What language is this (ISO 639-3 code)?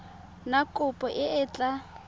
tsn